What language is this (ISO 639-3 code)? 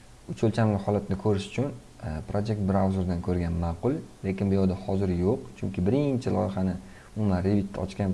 tur